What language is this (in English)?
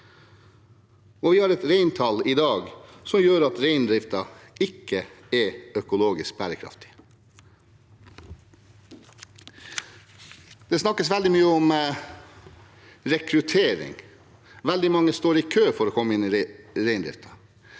Norwegian